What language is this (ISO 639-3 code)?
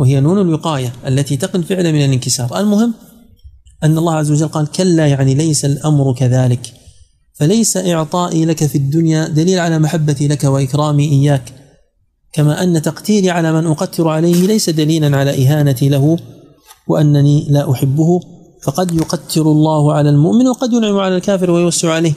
ara